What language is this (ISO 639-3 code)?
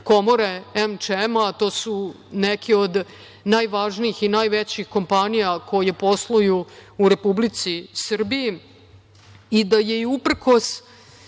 srp